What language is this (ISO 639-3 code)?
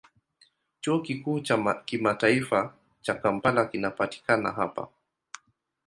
swa